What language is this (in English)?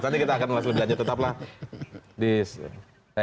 Indonesian